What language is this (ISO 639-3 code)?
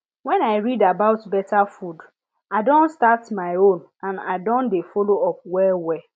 pcm